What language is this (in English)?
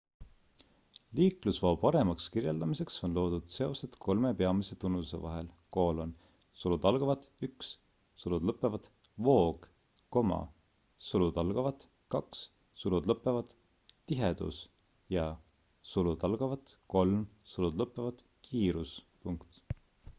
Estonian